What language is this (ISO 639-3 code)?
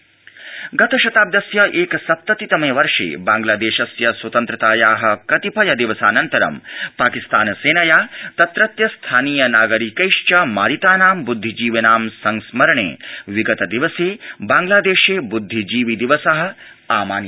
san